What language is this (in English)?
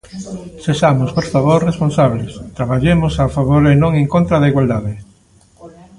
Galician